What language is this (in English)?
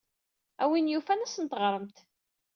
Kabyle